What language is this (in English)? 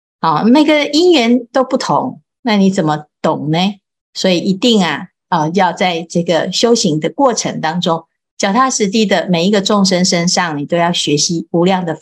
Chinese